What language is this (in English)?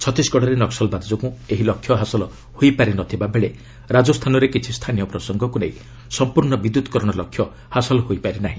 Odia